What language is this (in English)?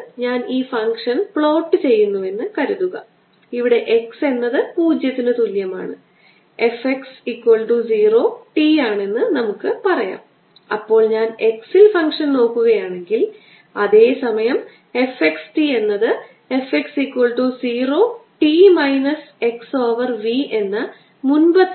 Malayalam